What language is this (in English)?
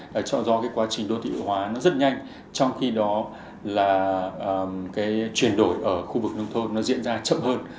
Vietnamese